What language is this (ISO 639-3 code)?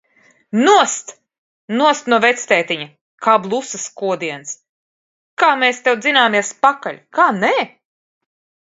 lav